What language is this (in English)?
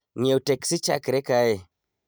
Luo (Kenya and Tanzania)